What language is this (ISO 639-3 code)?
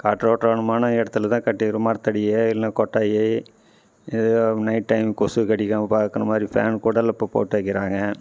tam